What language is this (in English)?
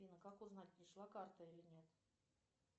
Russian